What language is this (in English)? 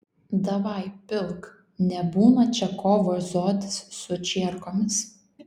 Lithuanian